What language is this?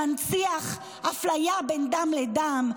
Hebrew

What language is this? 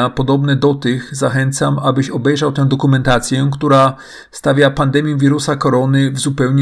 Polish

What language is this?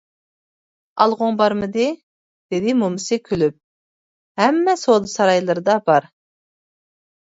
Uyghur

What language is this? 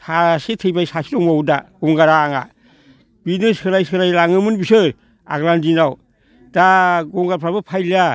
Bodo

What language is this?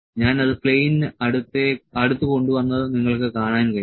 Malayalam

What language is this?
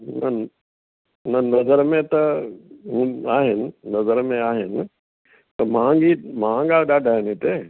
Sindhi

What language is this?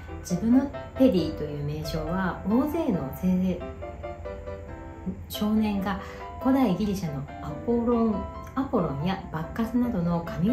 Japanese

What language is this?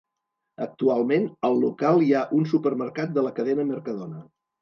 Catalan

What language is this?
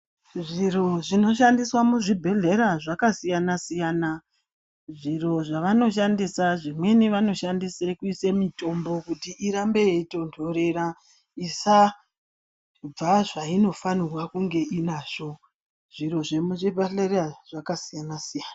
Ndau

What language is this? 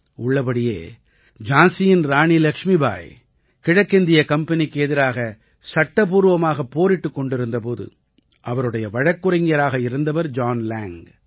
Tamil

